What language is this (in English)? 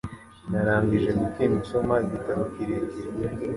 Kinyarwanda